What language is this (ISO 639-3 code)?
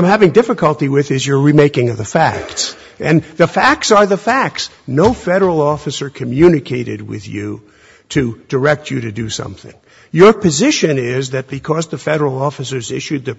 eng